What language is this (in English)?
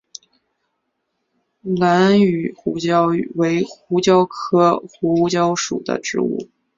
Chinese